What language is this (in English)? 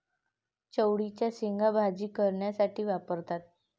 Marathi